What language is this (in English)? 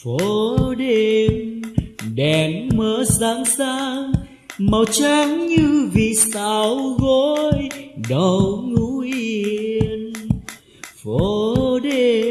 Vietnamese